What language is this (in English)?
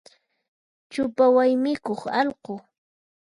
Puno Quechua